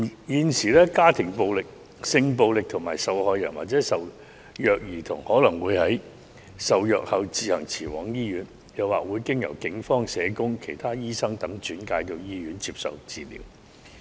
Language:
Cantonese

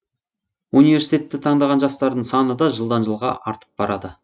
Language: Kazakh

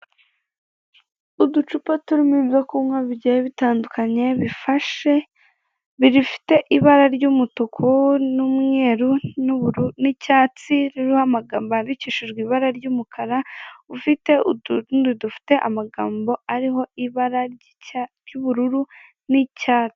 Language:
Kinyarwanda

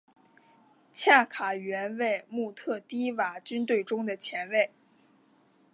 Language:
Chinese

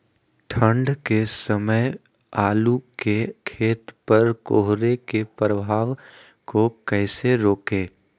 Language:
Magahi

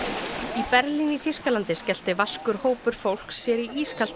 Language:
Icelandic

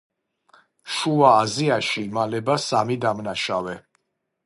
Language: Georgian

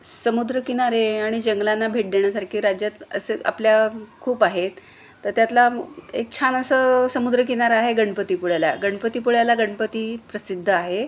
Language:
Marathi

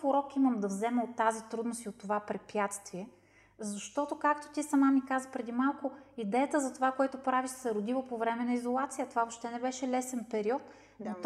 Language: Bulgarian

